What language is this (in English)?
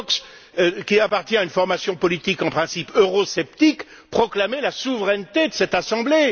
French